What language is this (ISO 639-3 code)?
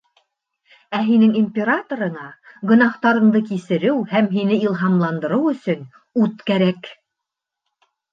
bak